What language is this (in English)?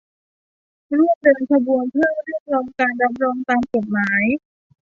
Thai